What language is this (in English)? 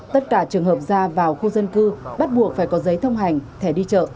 Vietnamese